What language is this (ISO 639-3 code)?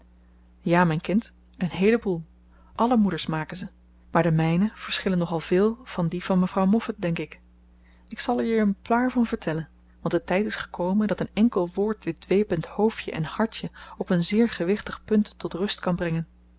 nld